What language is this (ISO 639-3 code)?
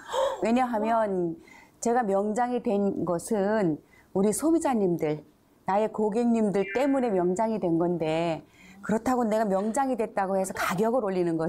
kor